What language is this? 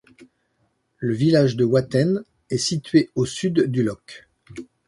French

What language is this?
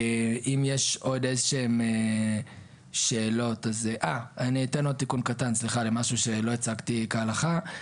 Hebrew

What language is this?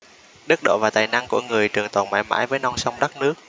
Vietnamese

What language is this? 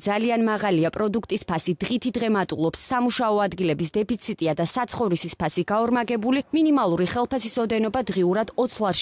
Romanian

